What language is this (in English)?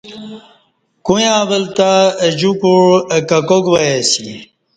Kati